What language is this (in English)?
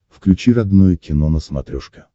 Russian